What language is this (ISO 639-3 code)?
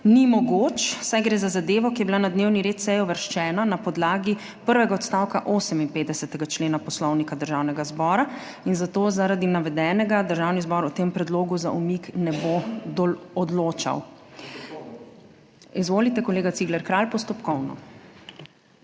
slv